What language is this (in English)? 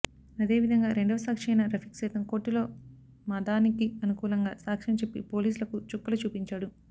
Telugu